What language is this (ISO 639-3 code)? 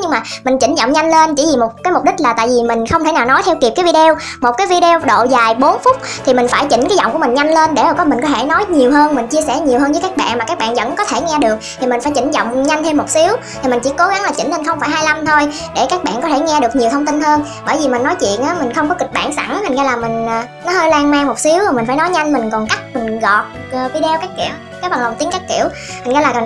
vie